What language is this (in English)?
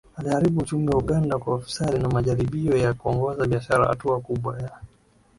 Swahili